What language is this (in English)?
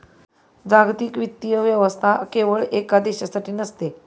Marathi